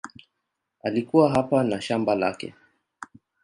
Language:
Swahili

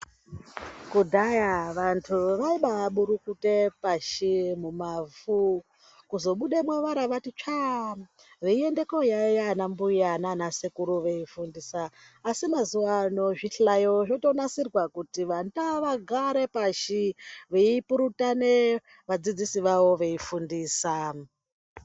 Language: Ndau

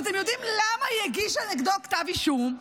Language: Hebrew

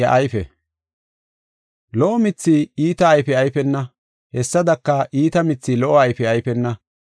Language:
Gofa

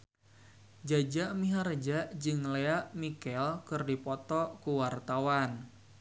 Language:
Sundanese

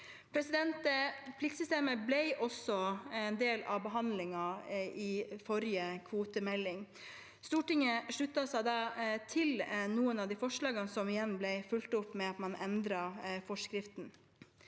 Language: Norwegian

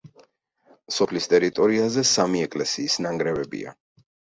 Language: Georgian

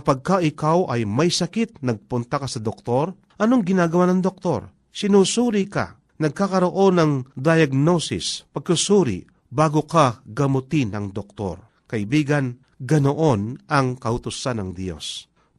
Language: Filipino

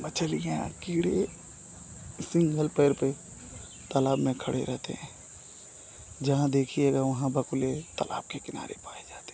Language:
Hindi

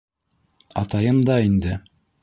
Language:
Bashkir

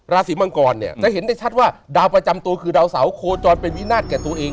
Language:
Thai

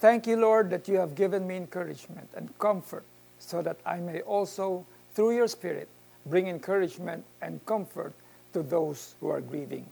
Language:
Filipino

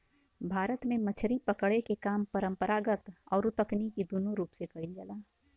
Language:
Bhojpuri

